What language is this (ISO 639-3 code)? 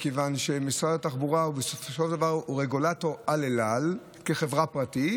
heb